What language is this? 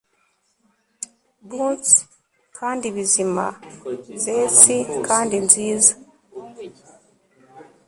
Kinyarwanda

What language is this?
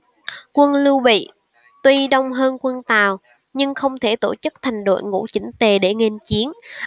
Vietnamese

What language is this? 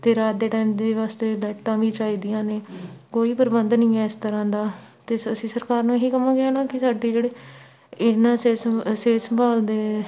Punjabi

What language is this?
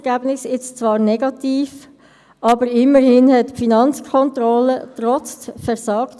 Swiss German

